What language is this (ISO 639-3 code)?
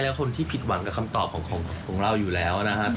tha